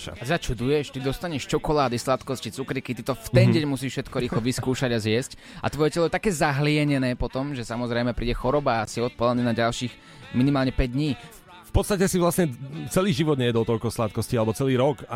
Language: Slovak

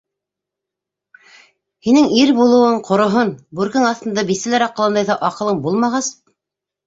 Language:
Bashkir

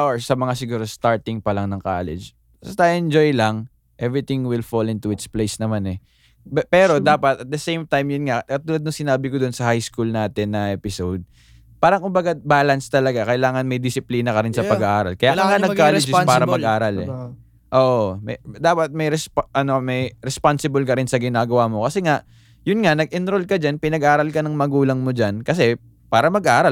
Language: Filipino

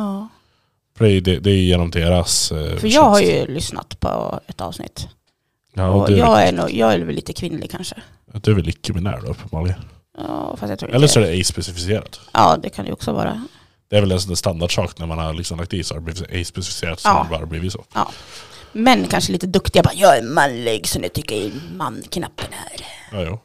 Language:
Swedish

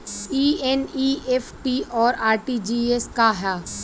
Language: Bhojpuri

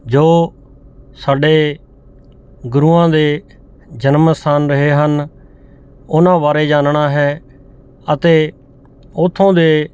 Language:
Punjabi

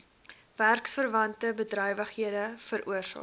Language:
Afrikaans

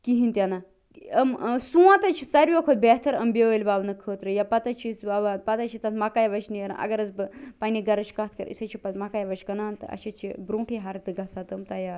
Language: Kashmiri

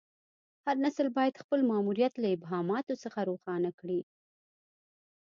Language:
Pashto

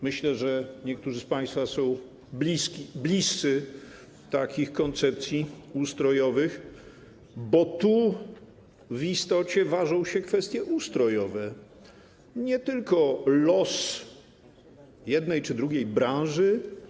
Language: Polish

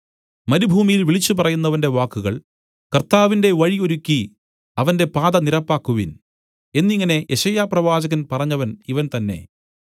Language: Malayalam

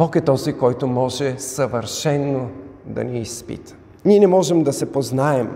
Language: Bulgarian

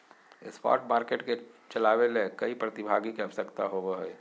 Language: Magahi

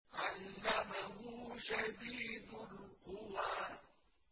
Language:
Arabic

